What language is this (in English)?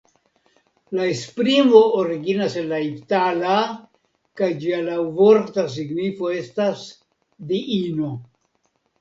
Esperanto